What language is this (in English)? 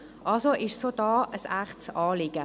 Swiss German